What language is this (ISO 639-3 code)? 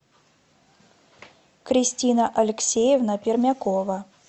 rus